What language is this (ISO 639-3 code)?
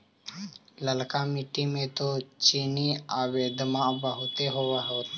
mag